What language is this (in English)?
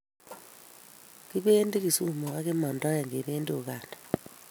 Kalenjin